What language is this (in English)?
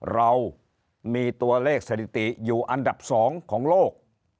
Thai